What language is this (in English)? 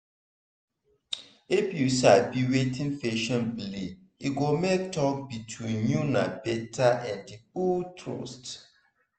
Nigerian Pidgin